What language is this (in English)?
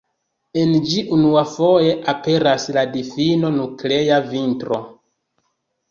Esperanto